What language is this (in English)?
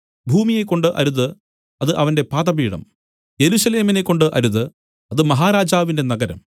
Malayalam